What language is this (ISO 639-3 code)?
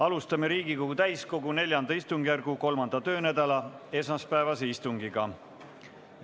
est